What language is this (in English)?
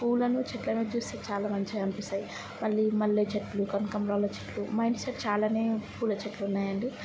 Telugu